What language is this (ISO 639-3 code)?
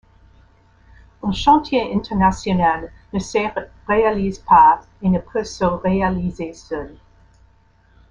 fra